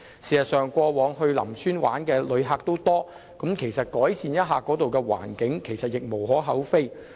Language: Cantonese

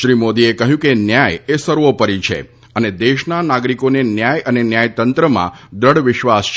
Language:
Gujarati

